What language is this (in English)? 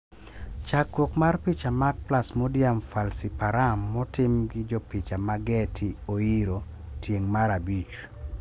Luo (Kenya and Tanzania)